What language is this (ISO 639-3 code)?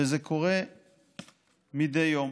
heb